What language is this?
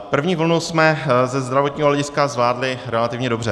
Czech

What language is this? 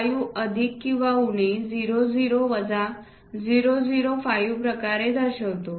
Marathi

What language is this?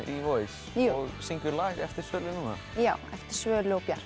Icelandic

